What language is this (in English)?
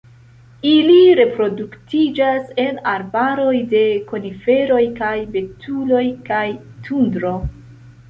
Esperanto